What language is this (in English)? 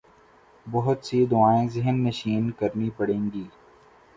Urdu